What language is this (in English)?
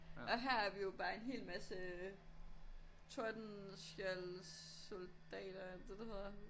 Danish